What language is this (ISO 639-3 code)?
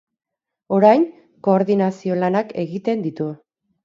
eus